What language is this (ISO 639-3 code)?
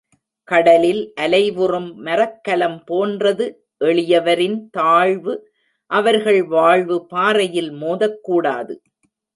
tam